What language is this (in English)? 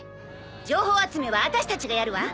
Japanese